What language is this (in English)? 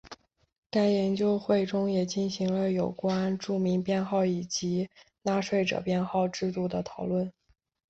Chinese